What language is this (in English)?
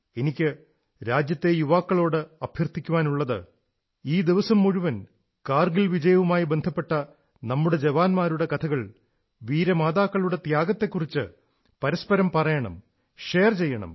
Malayalam